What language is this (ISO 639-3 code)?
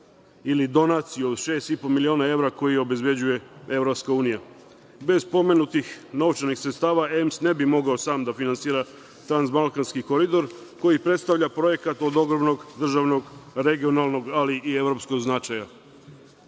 srp